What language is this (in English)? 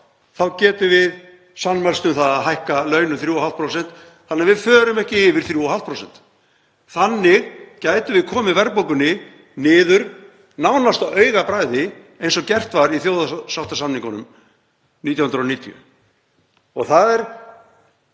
Icelandic